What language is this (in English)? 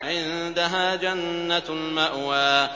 Arabic